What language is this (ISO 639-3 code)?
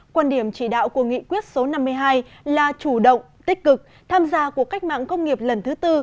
vie